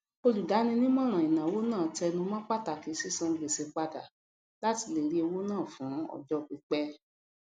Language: Yoruba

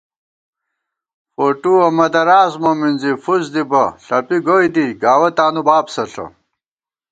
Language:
Gawar-Bati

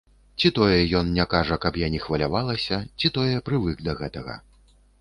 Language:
Belarusian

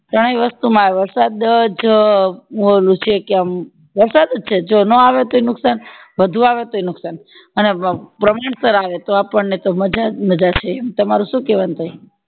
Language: Gujarati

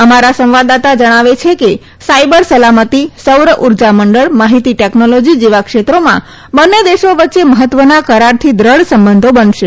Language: Gujarati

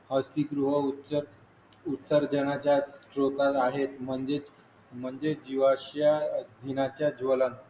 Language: Marathi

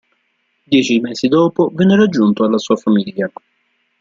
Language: Italian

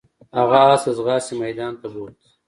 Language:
Pashto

